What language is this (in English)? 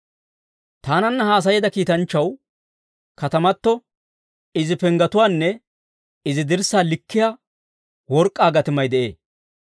Dawro